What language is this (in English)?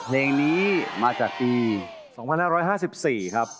Thai